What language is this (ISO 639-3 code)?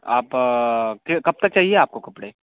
urd